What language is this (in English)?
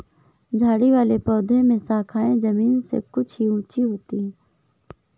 Hindi